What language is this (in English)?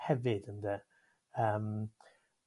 Welsh